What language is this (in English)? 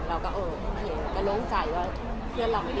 Thai